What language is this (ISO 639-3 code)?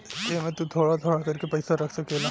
bho